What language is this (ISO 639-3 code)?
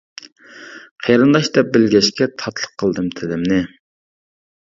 uig